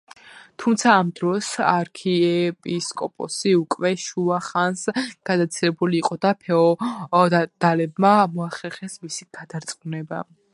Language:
Georgian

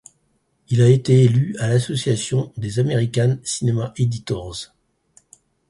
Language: French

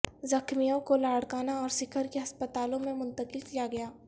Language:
Urdu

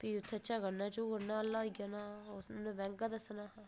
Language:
Dogri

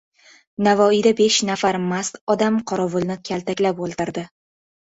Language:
Uzbek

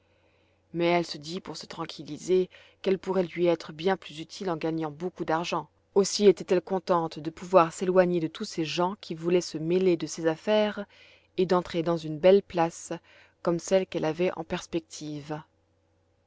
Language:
French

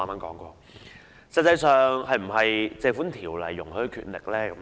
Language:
Cantonese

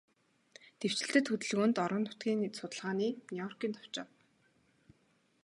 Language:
Mongolian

